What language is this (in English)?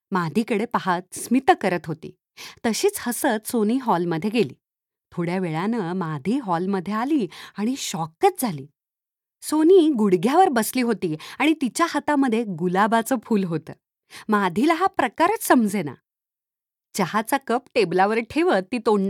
Marathi